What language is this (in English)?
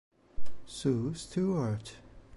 Italian